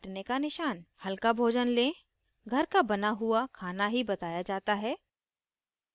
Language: Hindi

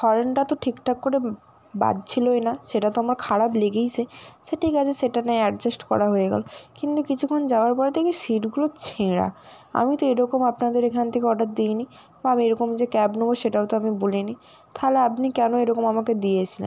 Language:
Bangla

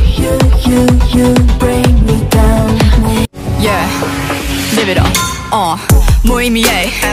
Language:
Dutch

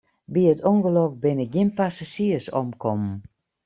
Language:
Western Frisian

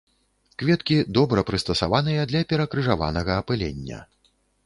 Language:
Belarusian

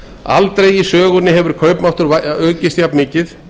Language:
Icelandic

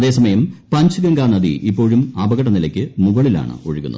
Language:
Malayalam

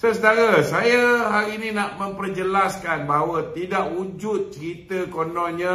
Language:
Malay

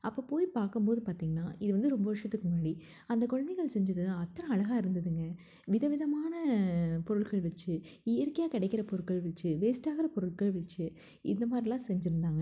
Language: Tamil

